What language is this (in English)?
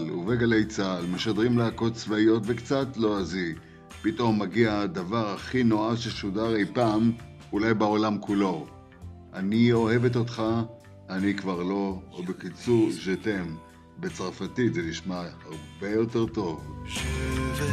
Hebrew